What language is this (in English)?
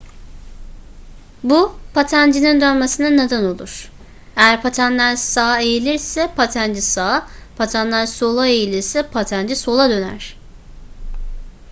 Turkish